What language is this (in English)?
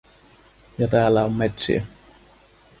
Finnish